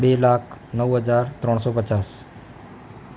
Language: Gujarati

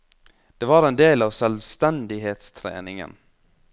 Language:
Norwegian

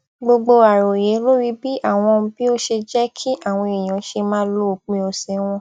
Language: Yoruba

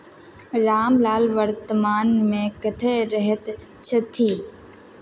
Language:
Maithili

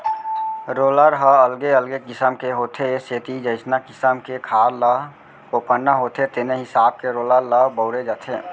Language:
Chhattisgarhi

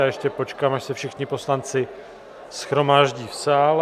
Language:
Czech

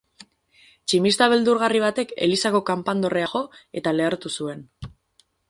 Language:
Basque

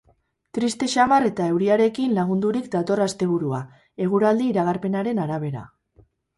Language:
Basque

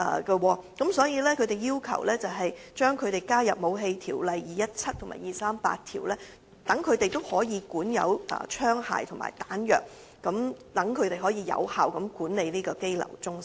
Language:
Cantonese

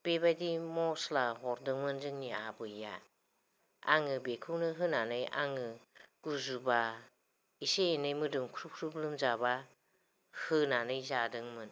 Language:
Bodo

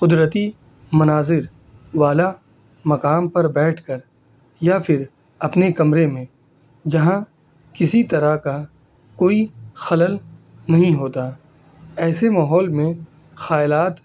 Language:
Urdu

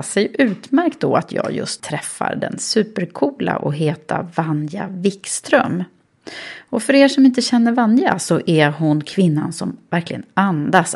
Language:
Swedish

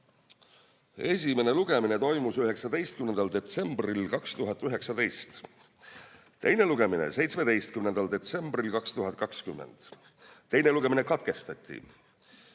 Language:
Estonian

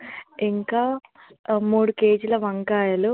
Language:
Telugu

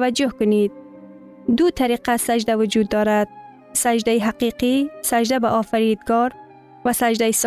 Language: Persian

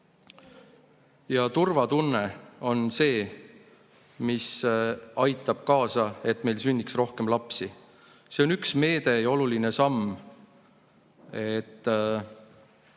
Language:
Estonian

